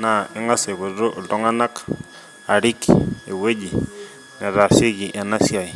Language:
Masai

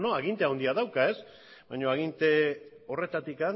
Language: Basque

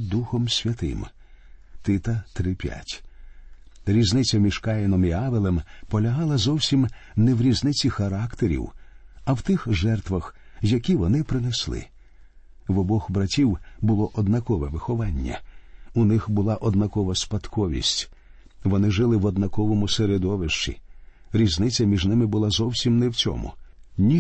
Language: Ukrainian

